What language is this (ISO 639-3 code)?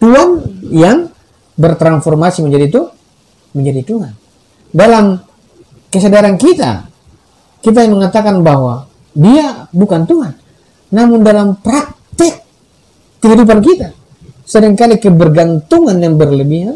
ind